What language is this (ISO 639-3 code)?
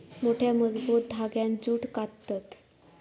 mar